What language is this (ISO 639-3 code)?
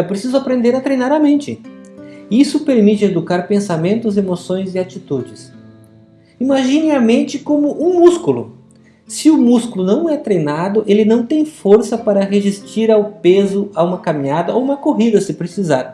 por